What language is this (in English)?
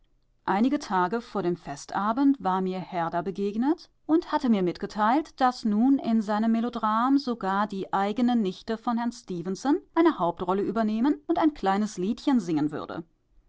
German